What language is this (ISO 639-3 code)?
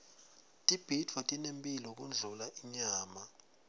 ssw